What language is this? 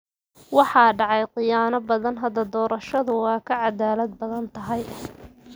Somali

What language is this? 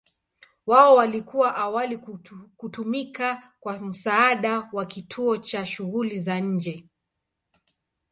Swahili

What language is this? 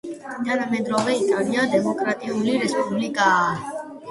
Georgian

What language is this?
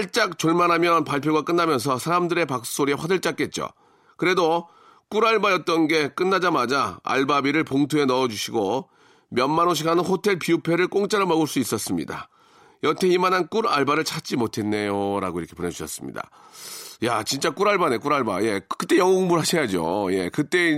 Korean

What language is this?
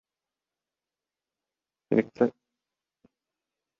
Kyrgyz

